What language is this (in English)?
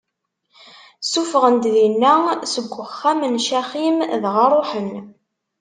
Kabyle